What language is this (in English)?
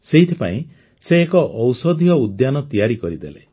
Odia